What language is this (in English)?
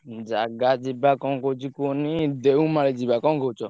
Odia